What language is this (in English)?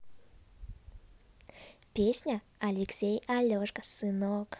Russian